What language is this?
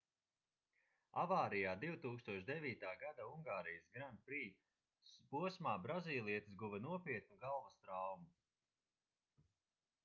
Latvian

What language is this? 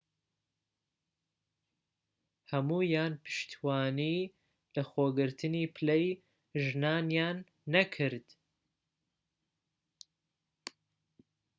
Central Kurdish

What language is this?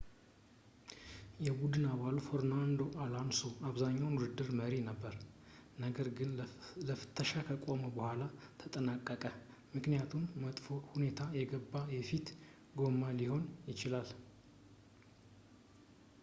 Amharic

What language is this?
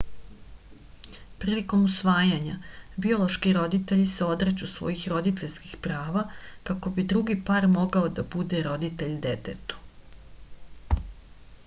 Serbian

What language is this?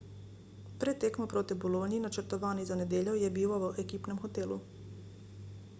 Slovenian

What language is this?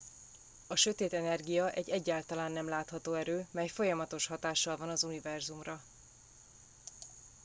Hungarian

